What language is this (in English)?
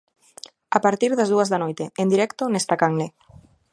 Galician